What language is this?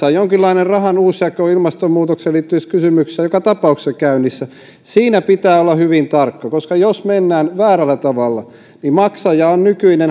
Finnish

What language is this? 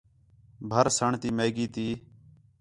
Khetrani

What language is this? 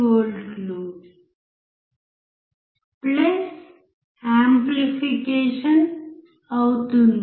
Telugu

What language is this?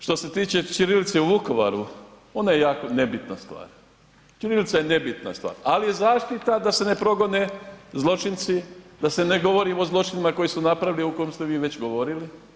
Croatian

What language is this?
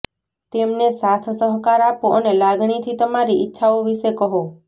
Gujarati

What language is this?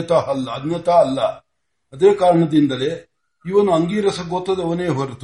Marathi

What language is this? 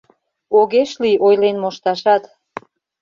Mari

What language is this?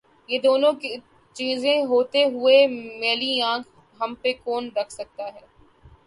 Urdu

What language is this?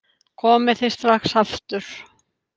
Icelandic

